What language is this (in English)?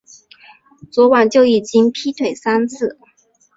Chinese